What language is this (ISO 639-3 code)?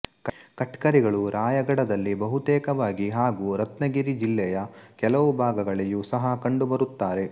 kan